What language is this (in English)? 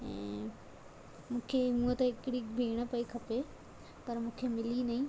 Sindhi